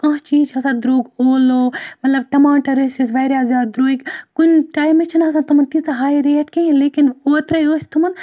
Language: Kashmiri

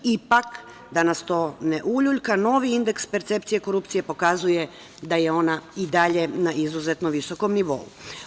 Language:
Serbian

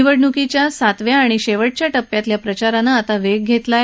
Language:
Marathi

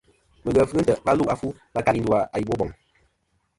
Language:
Kom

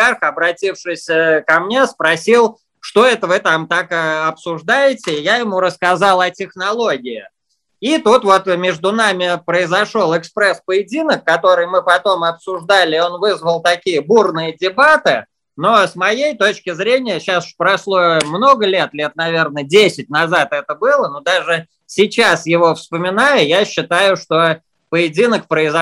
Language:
Russian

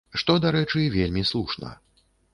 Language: Belarusian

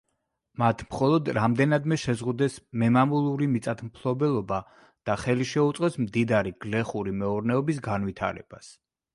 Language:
Georgian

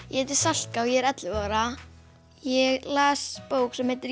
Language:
Icelandic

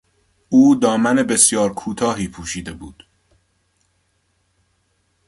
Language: Persian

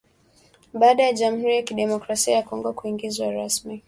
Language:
Swahili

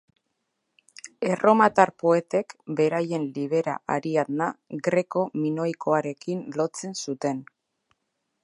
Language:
Basque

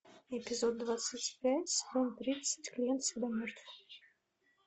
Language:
Russian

